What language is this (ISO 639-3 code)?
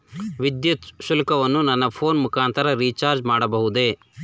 kan